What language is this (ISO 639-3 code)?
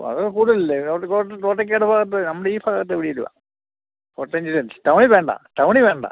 mal